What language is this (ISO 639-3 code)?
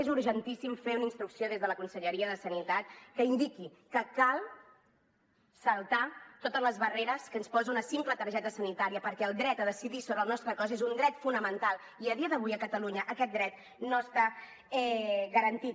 cat